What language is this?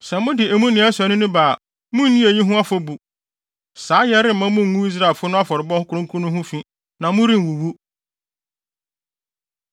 Akan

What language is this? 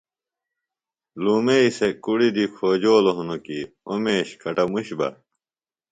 Phalura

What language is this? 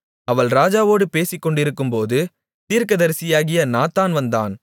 Tamil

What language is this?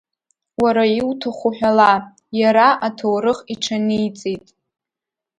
Abkhazian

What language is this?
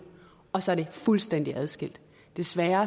Danish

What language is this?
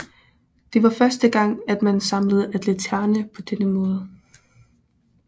Danish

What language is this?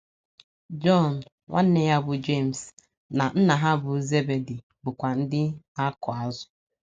Igbo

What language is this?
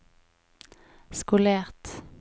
Norwegian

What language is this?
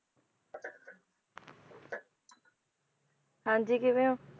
Punjabi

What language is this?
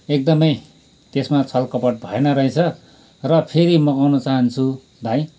Nepali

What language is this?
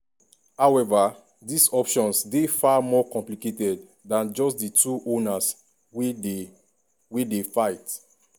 Nigerian Pidgin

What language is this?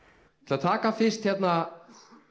Icelandic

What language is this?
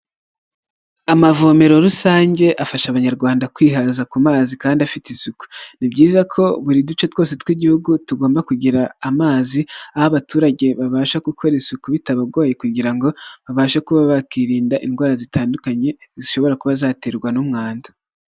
Kinyarwanda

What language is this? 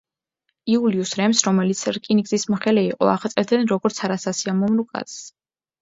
Georgian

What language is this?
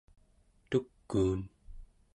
Central Yupik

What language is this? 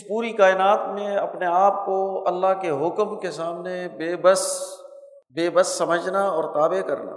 Urdu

